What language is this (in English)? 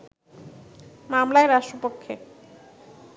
Bangla